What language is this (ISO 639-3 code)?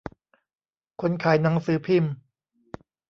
tha